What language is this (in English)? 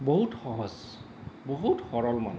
Assamese